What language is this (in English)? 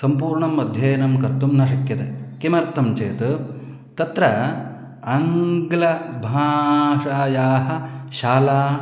Sanskrit